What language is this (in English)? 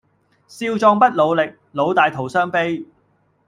Cantonese